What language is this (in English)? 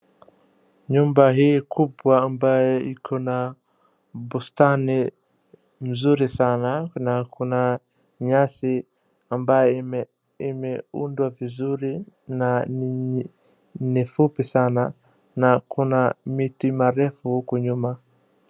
Swahili